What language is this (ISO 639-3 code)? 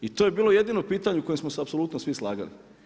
hrv